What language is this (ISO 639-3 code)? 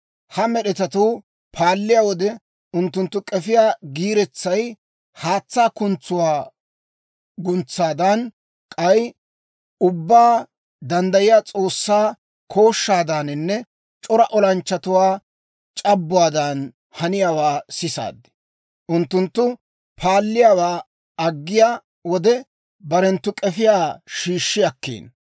dwr